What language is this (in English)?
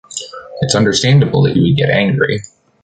English